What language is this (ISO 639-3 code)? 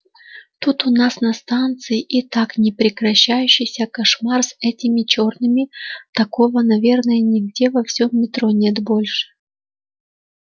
rus